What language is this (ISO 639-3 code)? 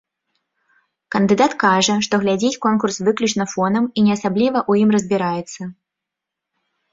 bel